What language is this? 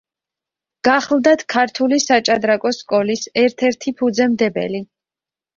Georgian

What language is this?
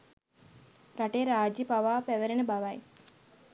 Sinhala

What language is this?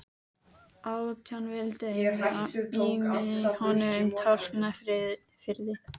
Icelandic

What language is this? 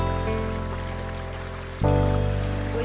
Indonesian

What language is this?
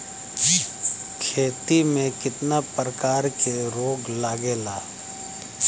Bhojpuri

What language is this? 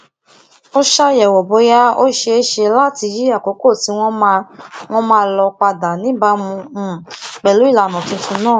Yoruba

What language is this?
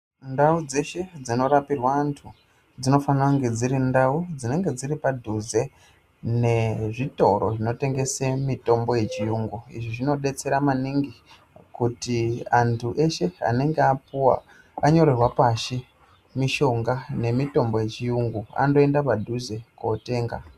Ndau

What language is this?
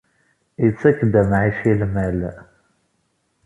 Kabyle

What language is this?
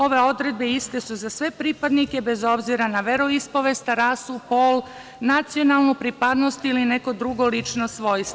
Serbian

